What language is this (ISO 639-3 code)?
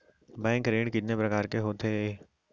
hne